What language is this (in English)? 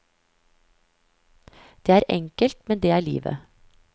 Norwegian